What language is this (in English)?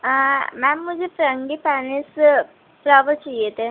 Urdu